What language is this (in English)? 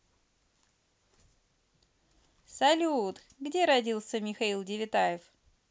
Russian